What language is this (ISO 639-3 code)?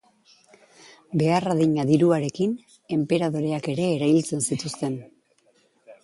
eus